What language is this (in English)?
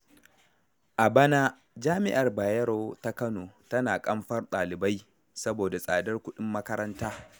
Hausa